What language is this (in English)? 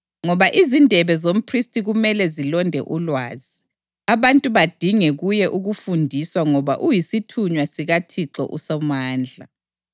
North Ndebele